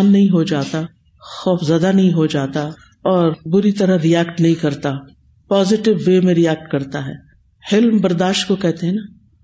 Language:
Urdu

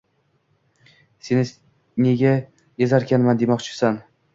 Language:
Uzbek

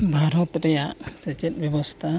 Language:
Santali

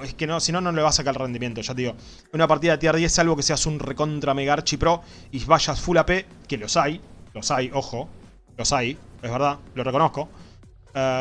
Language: Spanish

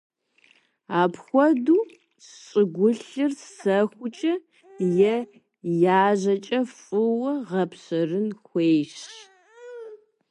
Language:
Kabardian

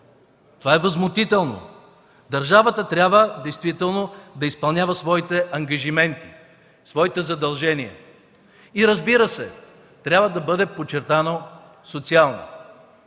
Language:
Bulgarian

